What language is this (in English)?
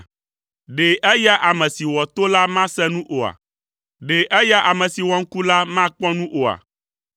Ewe